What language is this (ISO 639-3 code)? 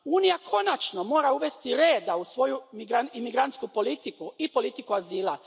hrv